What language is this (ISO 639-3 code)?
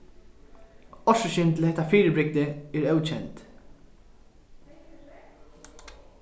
fao